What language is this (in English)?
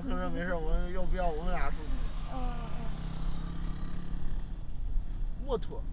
Chinese